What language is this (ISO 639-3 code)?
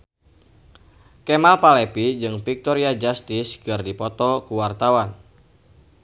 sun